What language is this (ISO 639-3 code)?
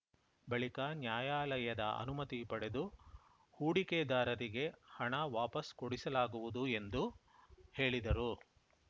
kan